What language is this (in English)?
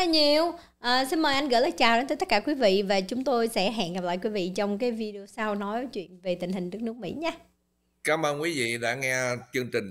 Vietnamese